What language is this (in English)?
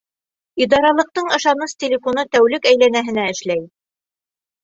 Bashkir